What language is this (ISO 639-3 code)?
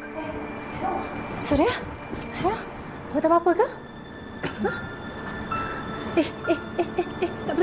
msa